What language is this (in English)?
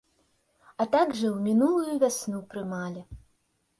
Belarusian